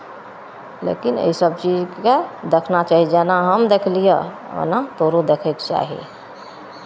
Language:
Maithili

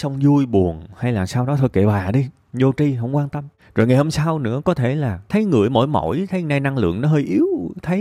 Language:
Vietnamese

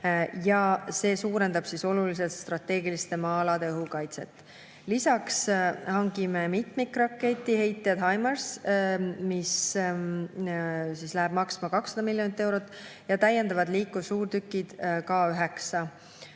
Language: Estonian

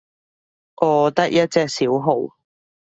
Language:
Cantonese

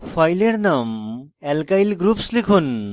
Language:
Bangla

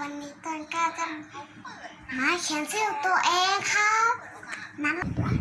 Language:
Thai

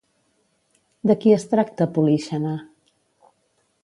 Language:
Catalan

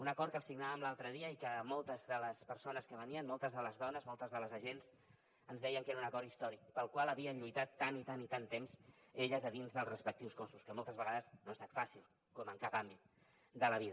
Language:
Catalan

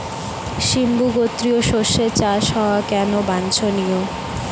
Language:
Bangla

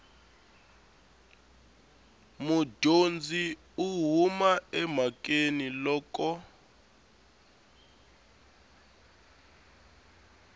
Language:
Tsonga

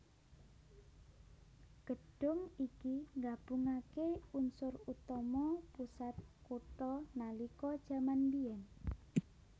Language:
Javanese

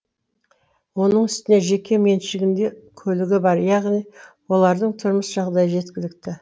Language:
Kazakh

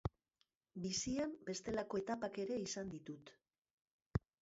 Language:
Basque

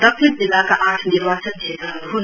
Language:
Nepali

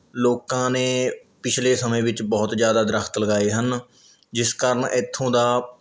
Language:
Punjabi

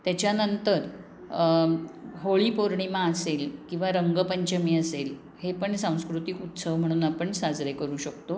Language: Marathi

